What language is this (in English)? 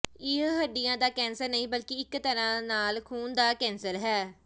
Punjabi